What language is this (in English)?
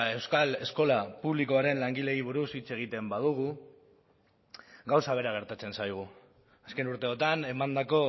Basque